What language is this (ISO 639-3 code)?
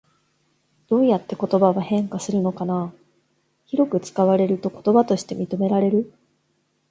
jpn